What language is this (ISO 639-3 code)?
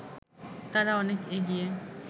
ben